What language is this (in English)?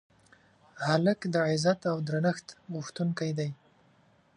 Pashto